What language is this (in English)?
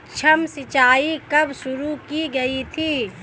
Hindi